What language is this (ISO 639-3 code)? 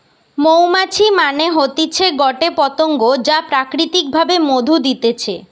ben